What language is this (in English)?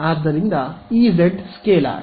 Kannada